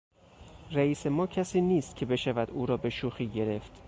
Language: Persian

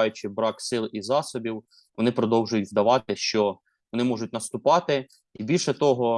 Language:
Ukrainian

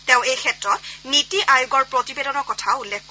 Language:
Assamese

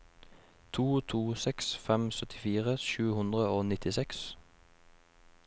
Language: Norwegian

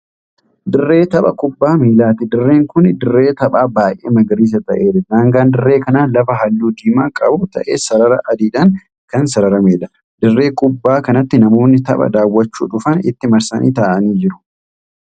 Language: Oromo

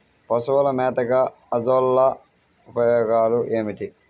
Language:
Telugu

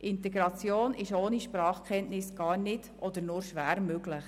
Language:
Swiss German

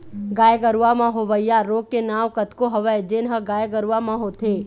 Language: Chhattisgarhi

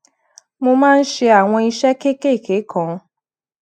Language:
Yoruba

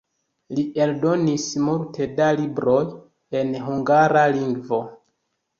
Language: Esperanto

